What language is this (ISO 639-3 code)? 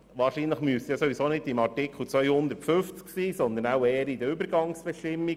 gsw